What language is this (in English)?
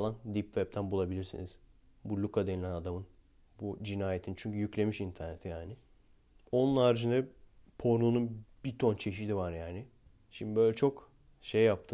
Turkish